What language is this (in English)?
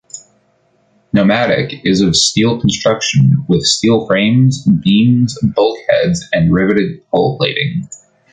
English